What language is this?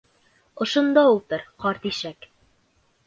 Bashkir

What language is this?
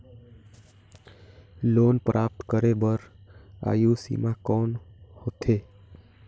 Chhattisgarhi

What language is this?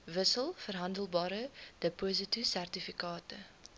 Afrikaans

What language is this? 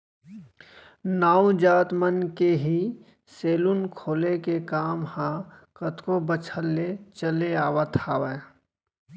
Chhattisgarhi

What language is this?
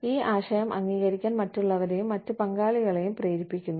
Malayalam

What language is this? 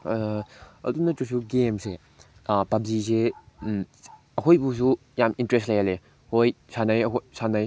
Manipuri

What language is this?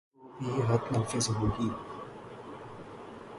Urdu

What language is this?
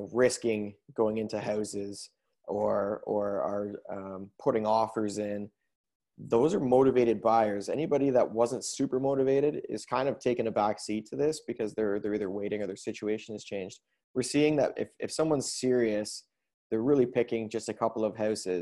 English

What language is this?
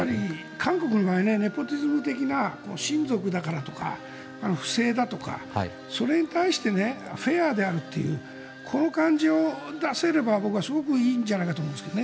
Japanese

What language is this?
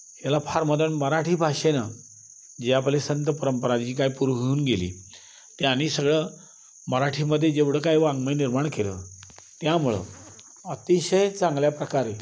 Marathi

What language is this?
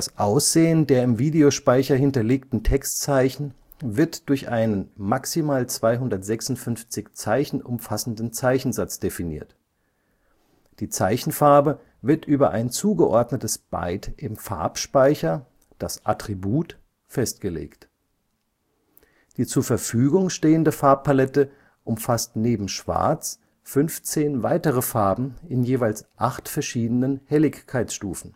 German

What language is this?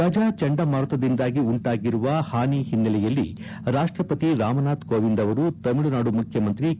Kannada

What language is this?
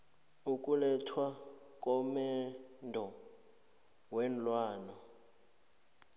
South Ndebele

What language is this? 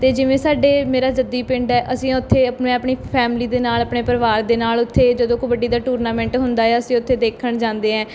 Punjabi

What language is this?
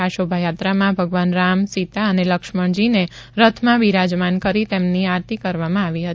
Gujarati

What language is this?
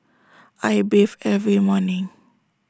English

